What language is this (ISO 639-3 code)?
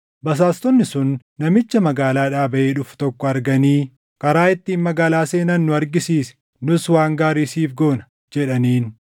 orm